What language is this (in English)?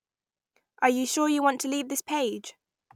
English